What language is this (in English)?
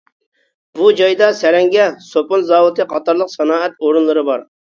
Uyghur